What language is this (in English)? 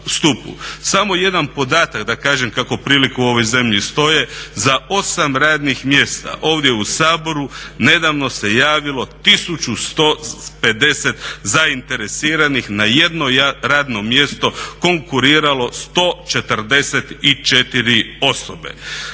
Croatian